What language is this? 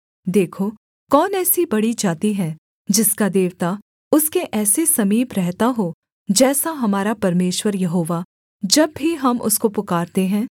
Hindi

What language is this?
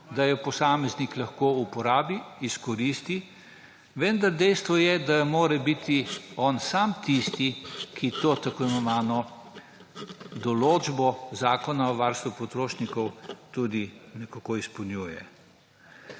Slovenian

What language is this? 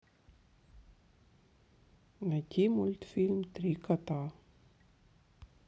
Russian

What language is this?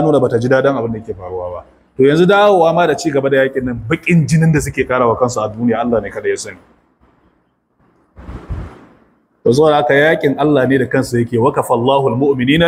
Arabic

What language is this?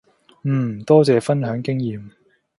Cantonese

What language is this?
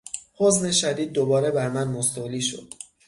Persian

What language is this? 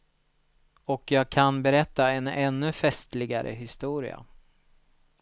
Swedish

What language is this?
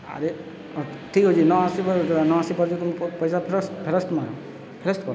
Odia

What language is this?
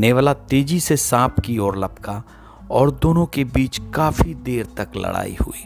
Hindi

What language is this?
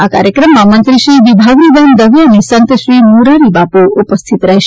Gujarati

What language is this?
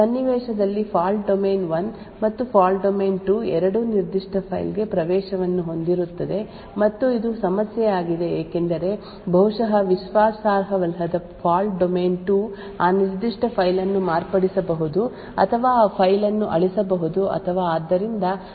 Kannada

